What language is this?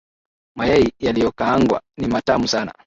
Swahili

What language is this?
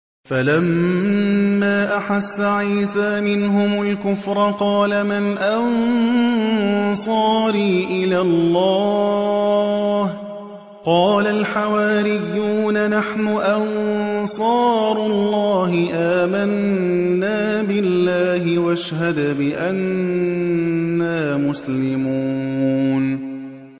Arabic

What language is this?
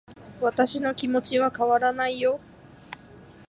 Japanese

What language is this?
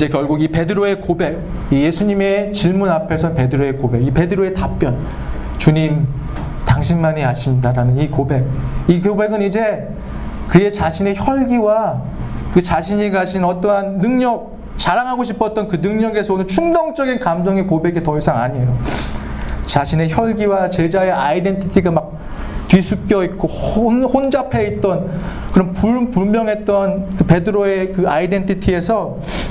Korean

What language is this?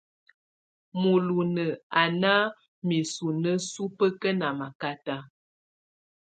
Tunen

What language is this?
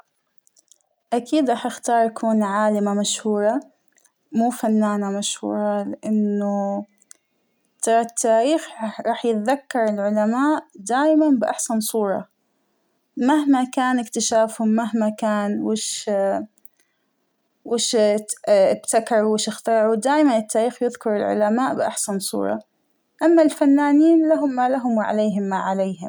Hijazi Arabic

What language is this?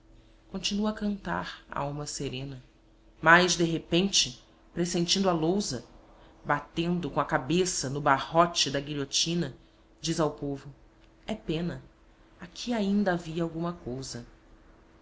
Portuguese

